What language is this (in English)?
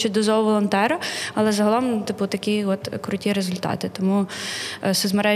Ukrainian